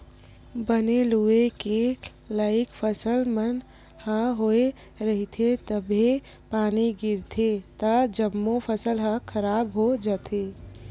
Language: Chhattisgarhi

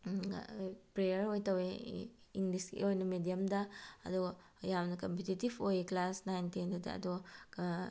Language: Manipuri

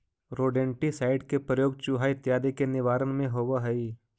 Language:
Magahi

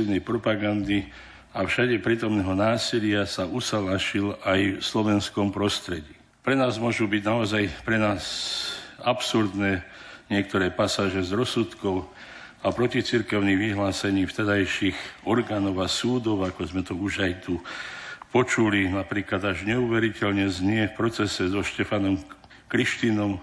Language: Slovak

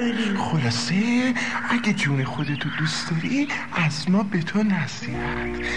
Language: Persian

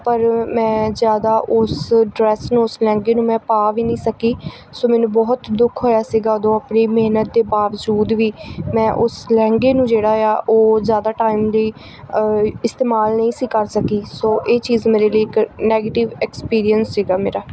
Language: Punjabi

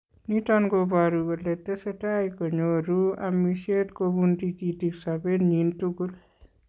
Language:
Kalenjin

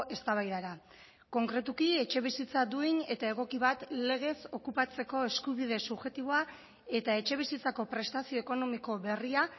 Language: Basque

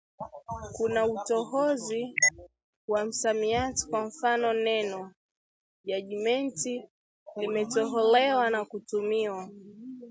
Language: Swahili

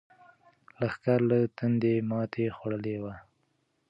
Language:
Pashto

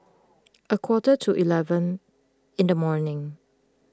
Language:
English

